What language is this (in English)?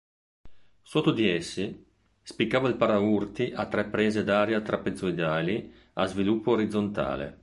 Italian